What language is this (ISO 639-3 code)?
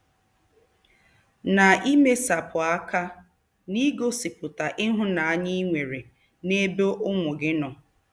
ibo